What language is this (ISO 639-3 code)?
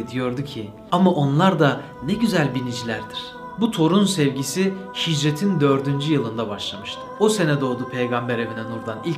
tur